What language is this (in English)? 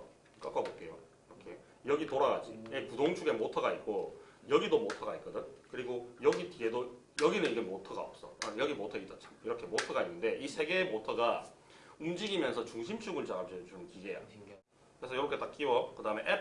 Korean